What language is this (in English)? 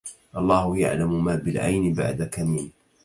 Arabic